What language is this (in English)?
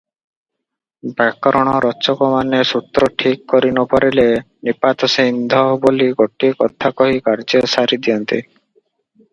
Odia